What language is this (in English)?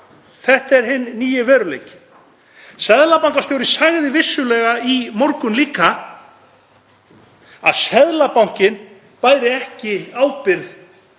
Icelandic